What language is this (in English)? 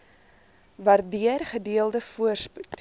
Afrikaans